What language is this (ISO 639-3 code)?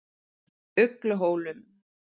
isl